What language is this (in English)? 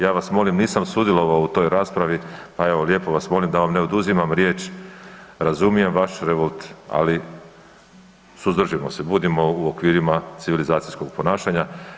Croatian